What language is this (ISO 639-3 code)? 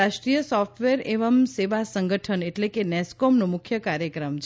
guj